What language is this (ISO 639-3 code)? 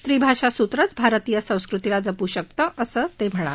mar